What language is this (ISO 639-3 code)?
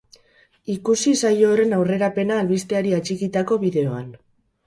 eus